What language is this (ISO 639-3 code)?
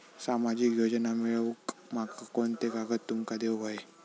mar